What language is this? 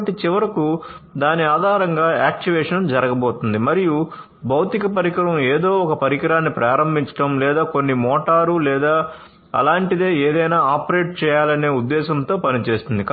Telugu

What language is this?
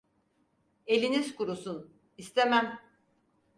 Turkish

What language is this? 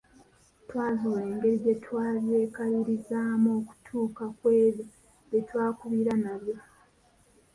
Ganda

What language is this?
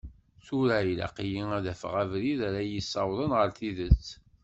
Kabyle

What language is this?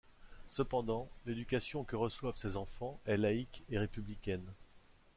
French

